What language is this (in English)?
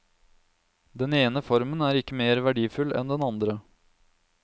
Norwegian